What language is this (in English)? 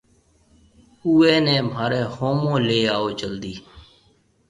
Marwari (Pakistan)